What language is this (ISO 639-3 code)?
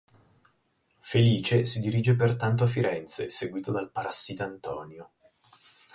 ita